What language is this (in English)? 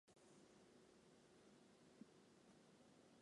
Chinese